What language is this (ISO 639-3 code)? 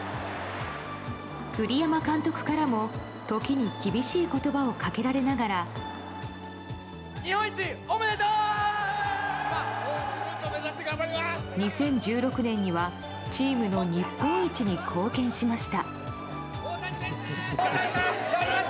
jpn